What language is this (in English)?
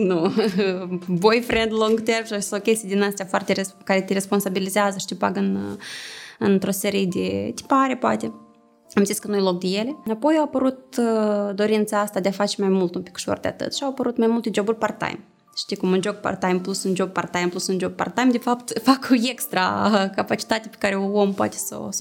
Romanian